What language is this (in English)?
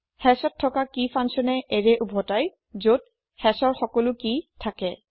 Assamese